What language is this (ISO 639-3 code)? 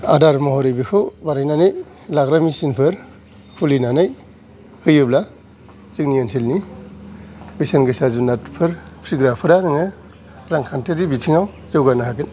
brx